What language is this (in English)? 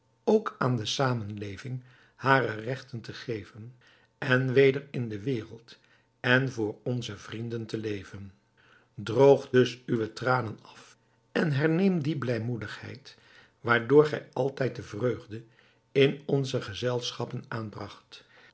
Dutch